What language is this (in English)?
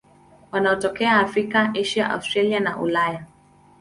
Swahili